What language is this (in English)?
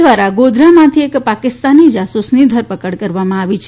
Gujarati